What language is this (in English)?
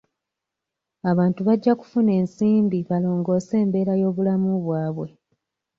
Ganda